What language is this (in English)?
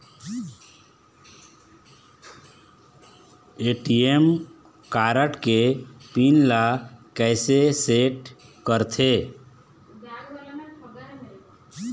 Chhattisgarhi